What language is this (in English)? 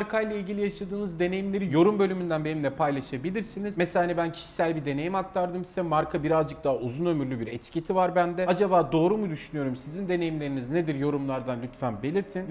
Turkish